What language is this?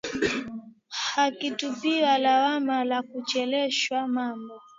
Swahili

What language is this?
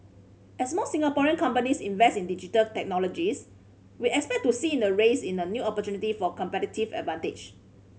English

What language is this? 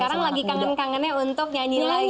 Indonesian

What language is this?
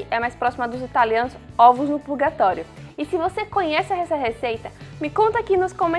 Portuguese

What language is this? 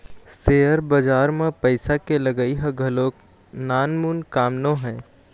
Chhattisgarhi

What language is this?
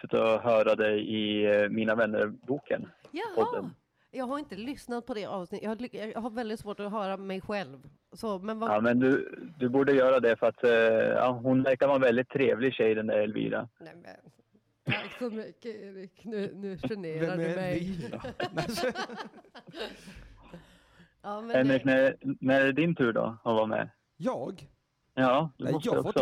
Swedish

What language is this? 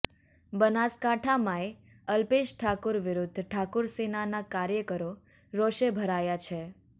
Gujarati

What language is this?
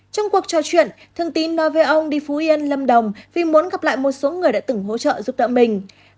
Vietnamese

